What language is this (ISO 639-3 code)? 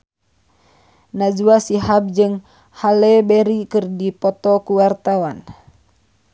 sun